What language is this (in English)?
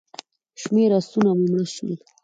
Pashto